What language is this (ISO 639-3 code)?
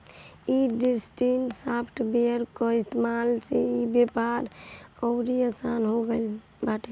bho